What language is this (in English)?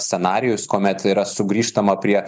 Lithuanian